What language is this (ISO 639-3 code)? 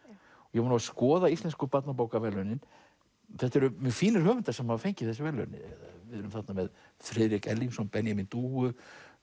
isl